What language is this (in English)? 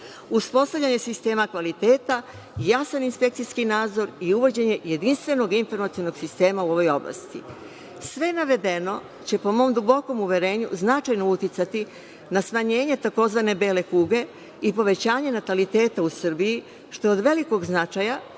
Serbian